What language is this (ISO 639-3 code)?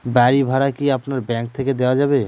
ben